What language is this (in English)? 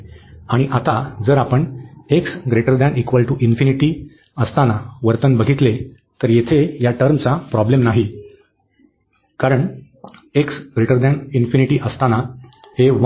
Marathi